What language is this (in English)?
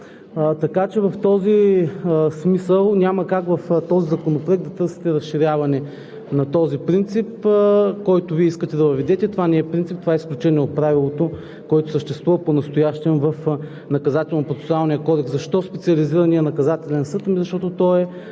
Bulgarian